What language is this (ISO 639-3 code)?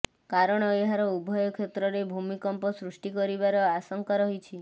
ori